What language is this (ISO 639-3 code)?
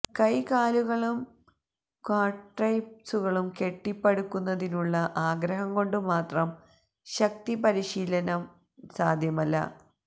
mal